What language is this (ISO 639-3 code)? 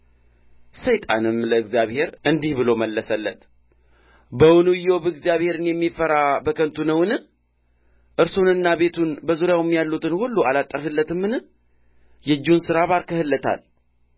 amh